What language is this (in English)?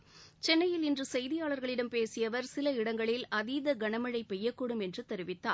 Tamil